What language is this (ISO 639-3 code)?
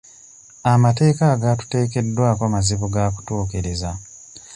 lug